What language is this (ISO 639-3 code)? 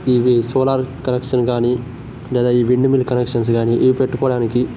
tel